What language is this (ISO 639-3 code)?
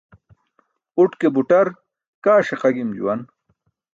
bsk